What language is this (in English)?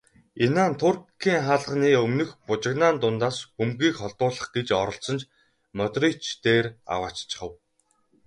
Mongolian